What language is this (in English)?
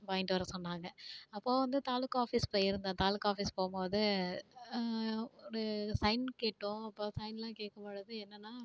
Tamil